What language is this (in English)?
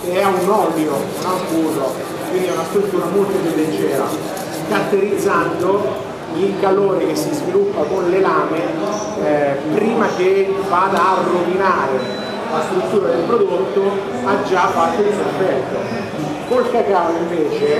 Italian